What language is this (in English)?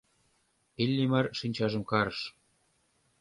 Mari